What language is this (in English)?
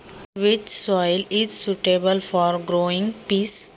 Marathi